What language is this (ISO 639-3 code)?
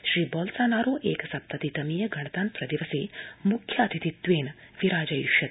san